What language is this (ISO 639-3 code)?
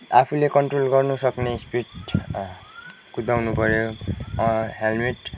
nep